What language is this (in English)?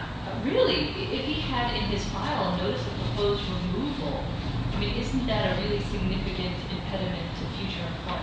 English